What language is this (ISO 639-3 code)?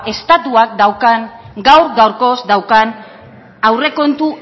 eus